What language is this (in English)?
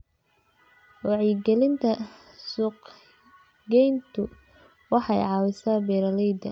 Somali